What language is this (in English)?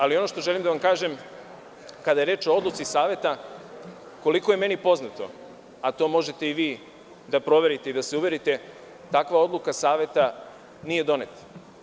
Serbian